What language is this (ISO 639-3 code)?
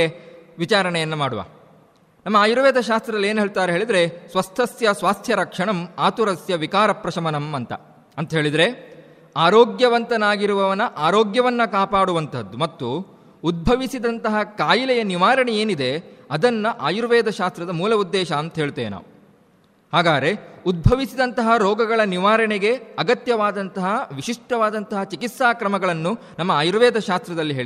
kan